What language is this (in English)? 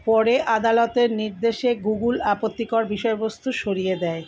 Bangla